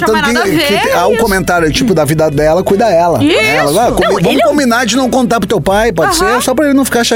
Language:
Portuguese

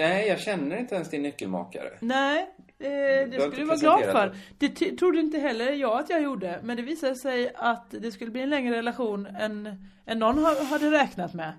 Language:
Swedish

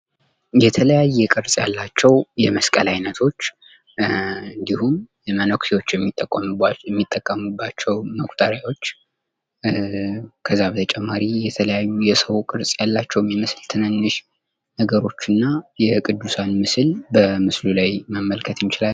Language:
Amharic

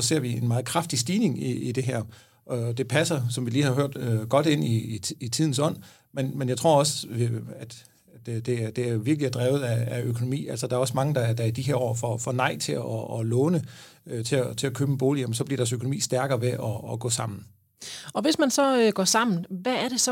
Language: Danish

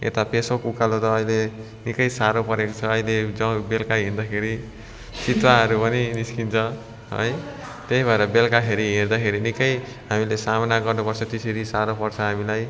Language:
Nepali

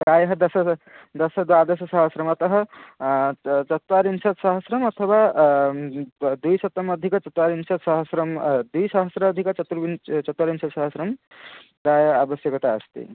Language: Sanskrit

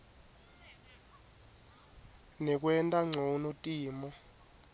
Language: Swati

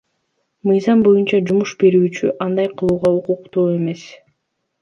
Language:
Kyrgyz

